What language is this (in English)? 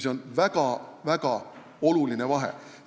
Estonian